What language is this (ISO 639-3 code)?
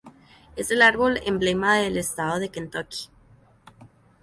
spa